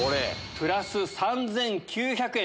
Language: Japanese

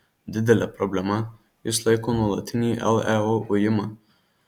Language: Lithuanian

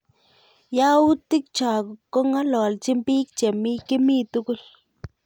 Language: Kalenjin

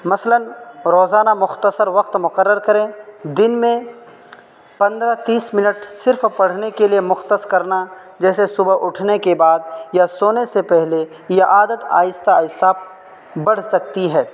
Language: Urdu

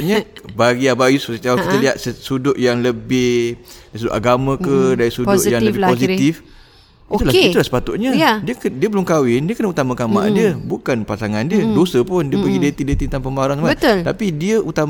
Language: Malay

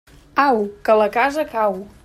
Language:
Catalan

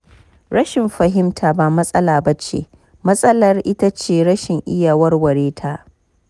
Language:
Hausa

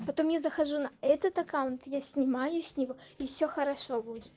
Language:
Russian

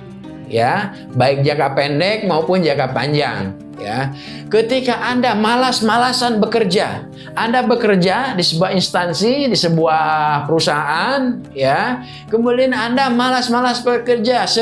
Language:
Indonesian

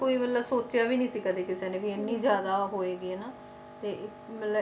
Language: Punjabi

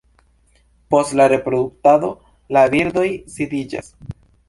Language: Esperanto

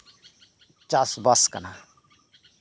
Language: Santali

